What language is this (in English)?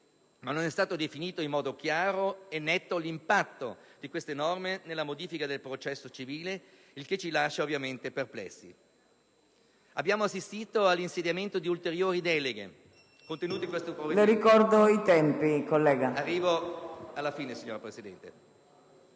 Italian